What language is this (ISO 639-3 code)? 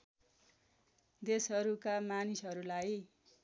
nep